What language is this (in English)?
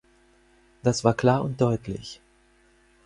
German